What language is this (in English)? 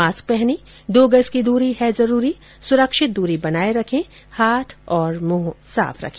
Hindi